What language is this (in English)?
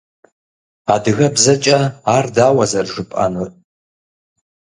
Kabardian